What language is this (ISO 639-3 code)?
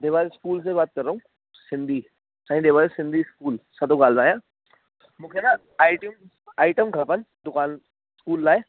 snd